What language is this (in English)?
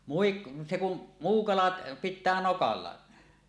Finnish